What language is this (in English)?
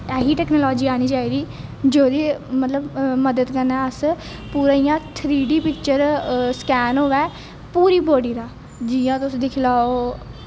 Dogri